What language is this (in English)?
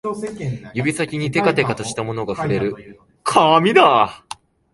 Japanese